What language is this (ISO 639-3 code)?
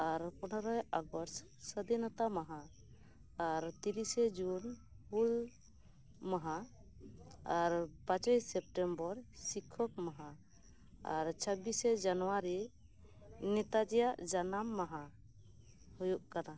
sat